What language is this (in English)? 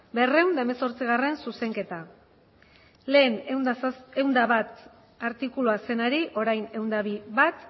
Basque